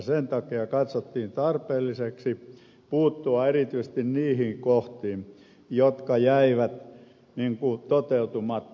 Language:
Finnish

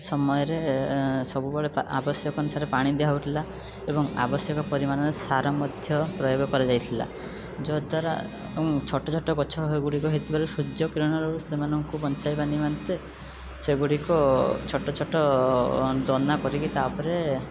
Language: Odia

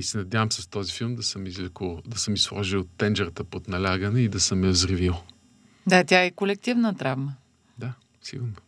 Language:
Bulgarian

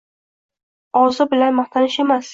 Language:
Uzbek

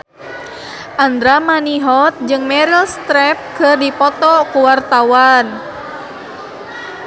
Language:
Sundanese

